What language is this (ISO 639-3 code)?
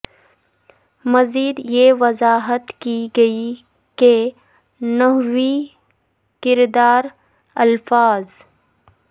urd